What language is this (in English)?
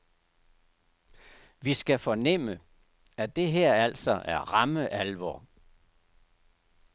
Danish